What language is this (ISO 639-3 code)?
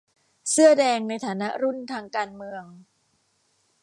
tha